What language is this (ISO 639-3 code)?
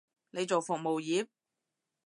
yue